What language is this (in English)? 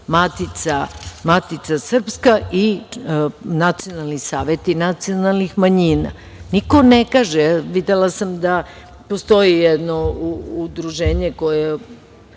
Serbian